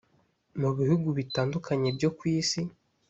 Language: Kinyarwanda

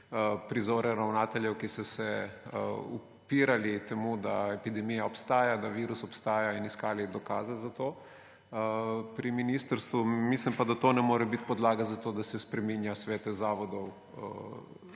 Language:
Slovenian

